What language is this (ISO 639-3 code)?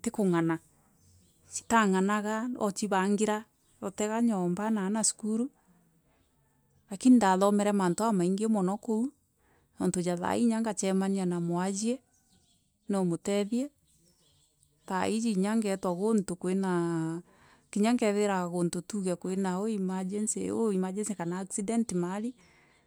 mer